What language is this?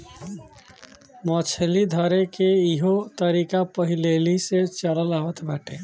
Bhojpuri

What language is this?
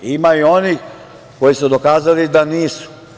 Serbian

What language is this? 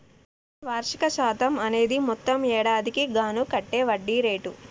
Telugu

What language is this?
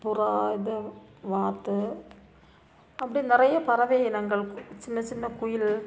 Tamil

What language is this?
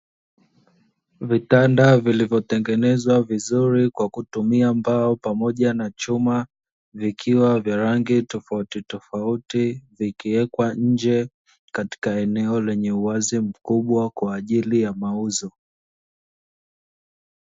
Swahili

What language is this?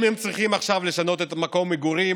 Hebrew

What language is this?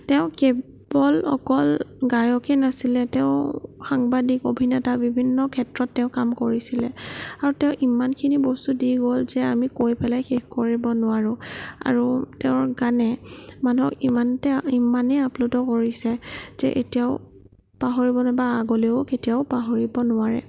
Assamese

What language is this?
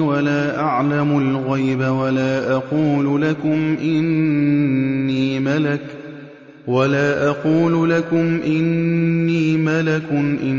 Arabic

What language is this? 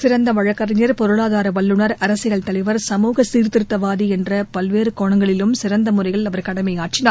Tamil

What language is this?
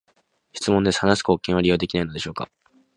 Japanese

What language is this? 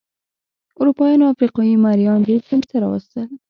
Pashto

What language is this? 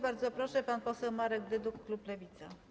Polish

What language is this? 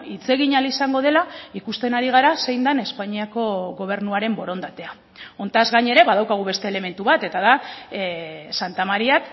Basque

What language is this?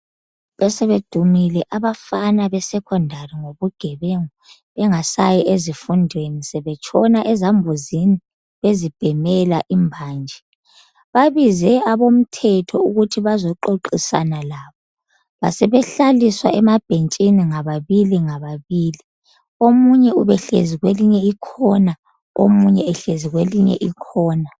North Ndebele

